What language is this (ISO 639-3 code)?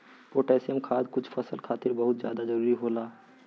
bho